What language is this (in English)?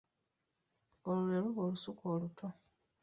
Ganda